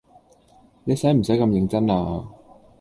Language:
Cantonese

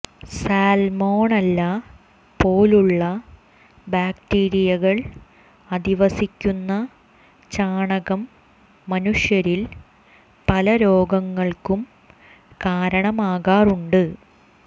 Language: Malayalam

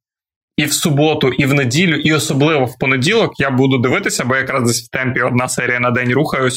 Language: Ukrainian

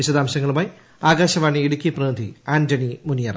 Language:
Malayalam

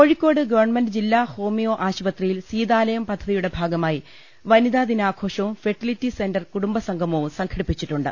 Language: Malayalam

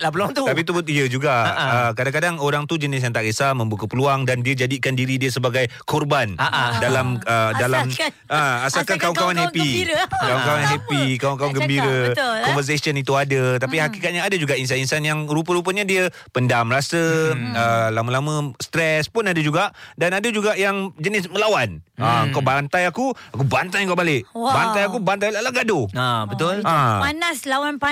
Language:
Malay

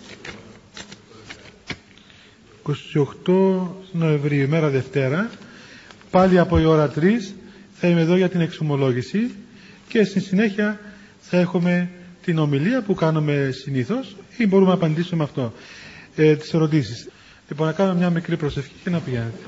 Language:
Greek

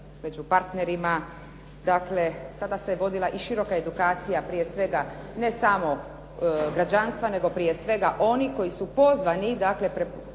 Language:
Croatian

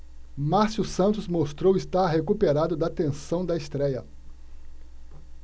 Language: Portuguese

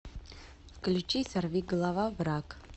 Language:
Russian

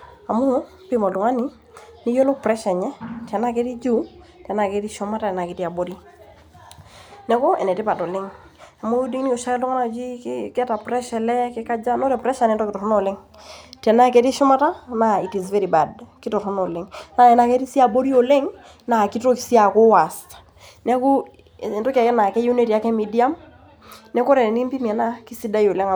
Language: Masai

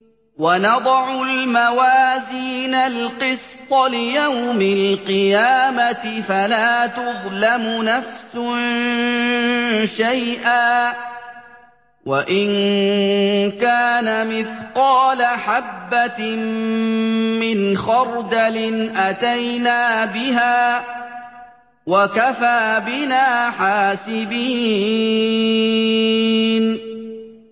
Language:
Arabic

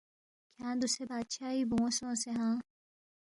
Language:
Balti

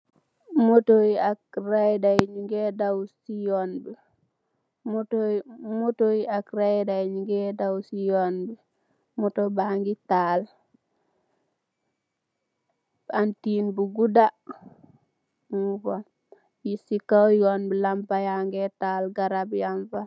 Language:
Wolof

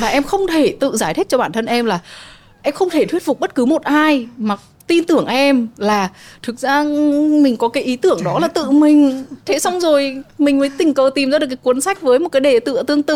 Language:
Vietnamese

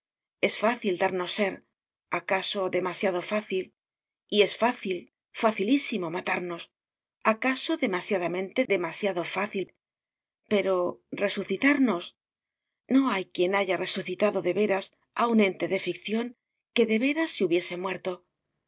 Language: Spanish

